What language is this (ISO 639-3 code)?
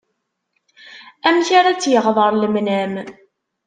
kab